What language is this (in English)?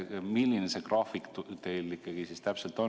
Estonian